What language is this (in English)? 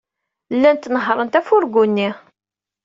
Kabyle